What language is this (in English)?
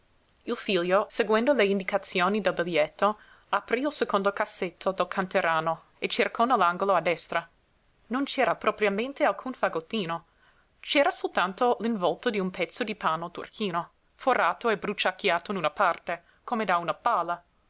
Italian